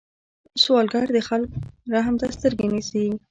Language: Pashto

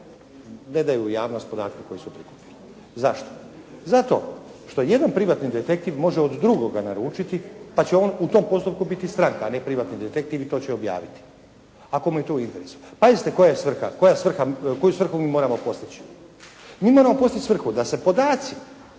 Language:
Croatian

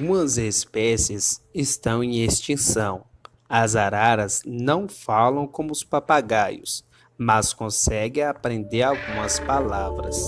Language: Portuguese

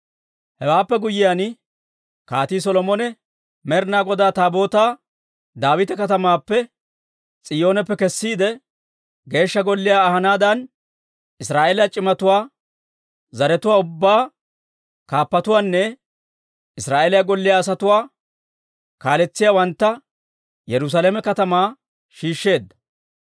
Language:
Dawro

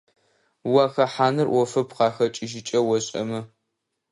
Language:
Adyghe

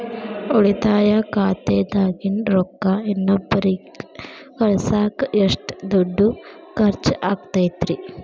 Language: Kannada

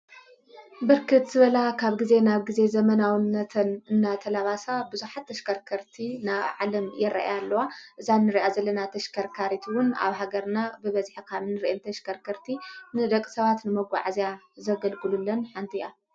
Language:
Tigrinya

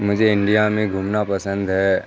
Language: Urdu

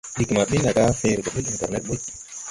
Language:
Tupuri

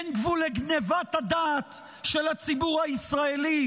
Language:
Hebrew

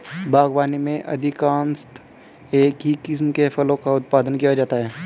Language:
Hindi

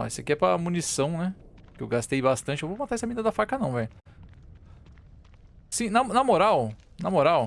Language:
Portuguese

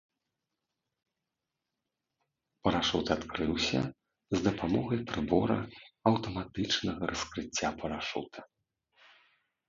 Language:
Belarusian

